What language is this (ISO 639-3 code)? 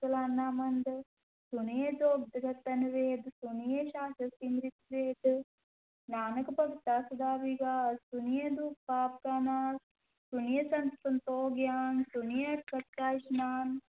pan